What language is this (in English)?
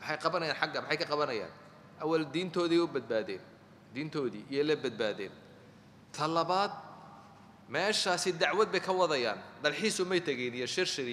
Arabic